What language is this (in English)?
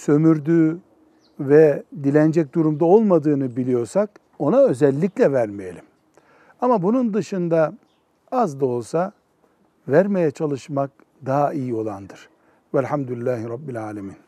Turkish